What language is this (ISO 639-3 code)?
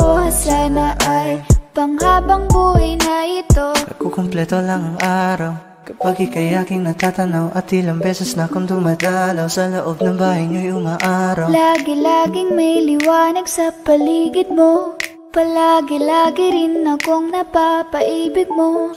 ind